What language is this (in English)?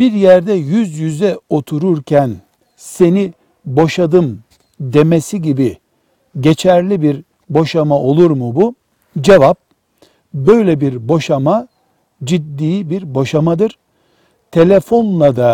Turkish